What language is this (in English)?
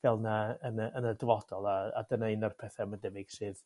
Welsh